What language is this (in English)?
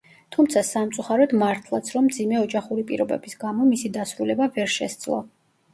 Georgian